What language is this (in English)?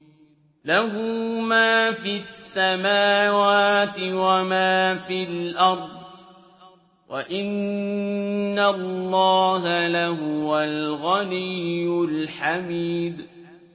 Arabic